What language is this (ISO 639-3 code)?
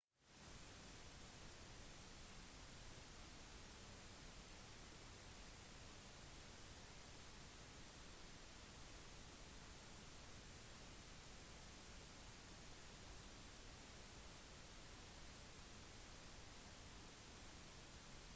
nob